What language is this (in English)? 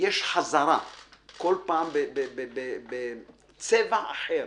Hebrew